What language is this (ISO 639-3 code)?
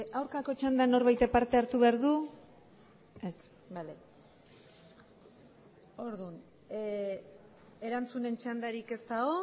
eus